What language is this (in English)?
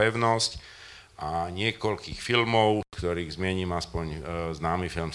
Slovak